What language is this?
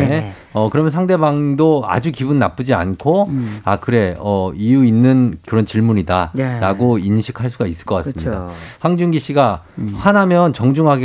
Korean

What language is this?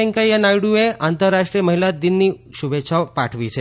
Gujarati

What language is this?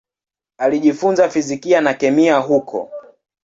Swahili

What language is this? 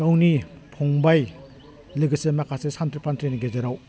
Bodo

